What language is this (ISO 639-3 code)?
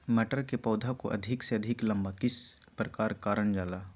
mag